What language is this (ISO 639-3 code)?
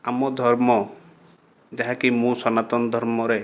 ori